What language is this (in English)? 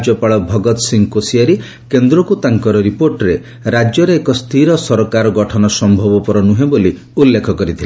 Odia